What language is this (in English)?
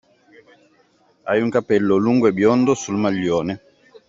Italian